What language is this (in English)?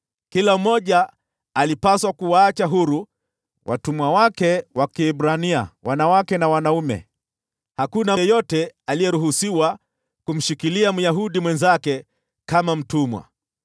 Swahili